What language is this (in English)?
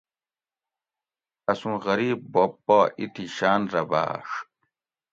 Gawri